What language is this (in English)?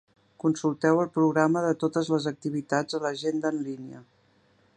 Catalan